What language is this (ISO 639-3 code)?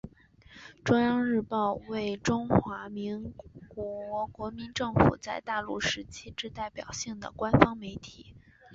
zho